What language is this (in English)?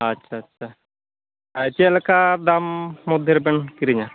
Santali